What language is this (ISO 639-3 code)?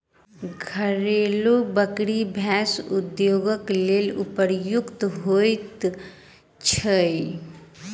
mai